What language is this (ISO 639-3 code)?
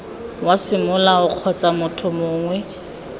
tsn